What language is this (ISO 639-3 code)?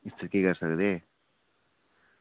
doi